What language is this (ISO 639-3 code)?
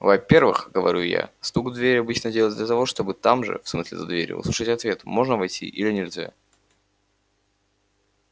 rus